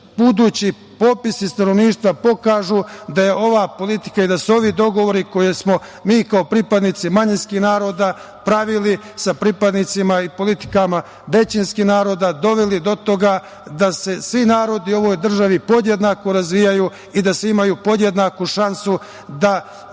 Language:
Serbian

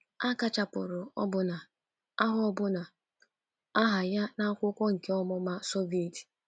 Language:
Igbo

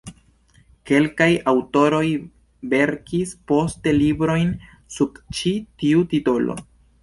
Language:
Esperanto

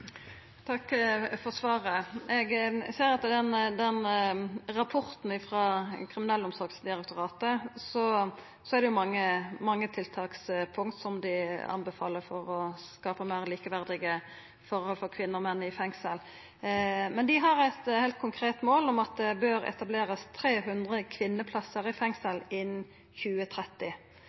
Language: Norwegian Nynorsk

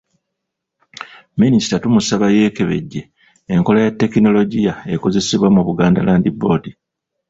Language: Ganda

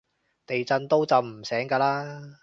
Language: Cantonese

